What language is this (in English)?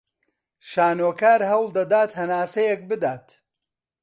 Central Kurdish